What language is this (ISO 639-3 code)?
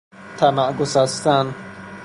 fas